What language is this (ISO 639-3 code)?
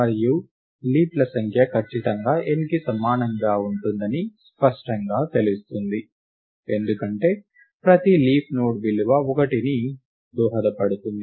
tel